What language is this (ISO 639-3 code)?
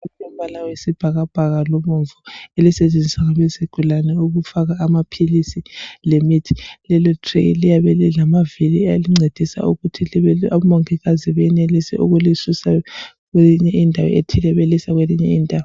nde